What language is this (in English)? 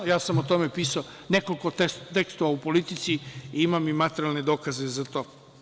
Serbian